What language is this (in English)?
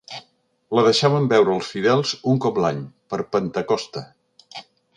Catalan